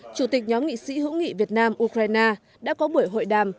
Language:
Vietnamese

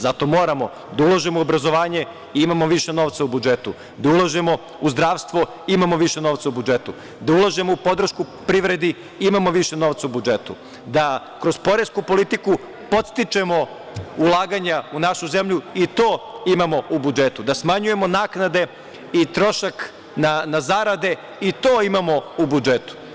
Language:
Serbian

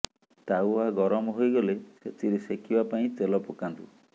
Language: Odia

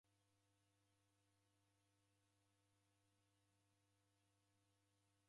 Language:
Taita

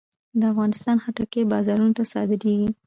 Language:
Pashto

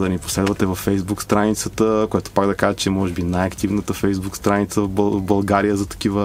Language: Bulgarian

